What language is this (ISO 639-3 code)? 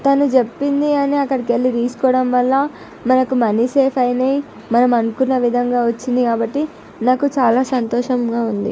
tel